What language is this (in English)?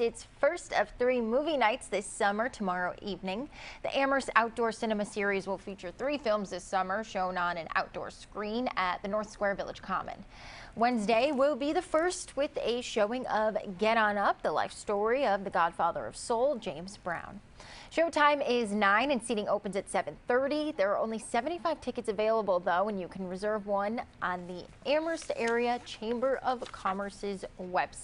English